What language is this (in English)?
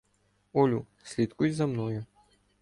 Ukrainian